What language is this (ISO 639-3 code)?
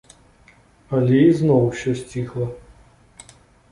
bel